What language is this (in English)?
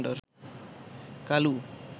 Bangla